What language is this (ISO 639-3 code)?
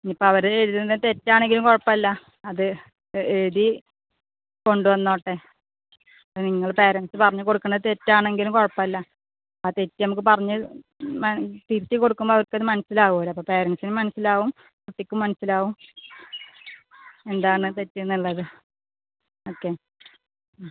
mal